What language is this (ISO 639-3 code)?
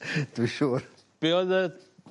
cym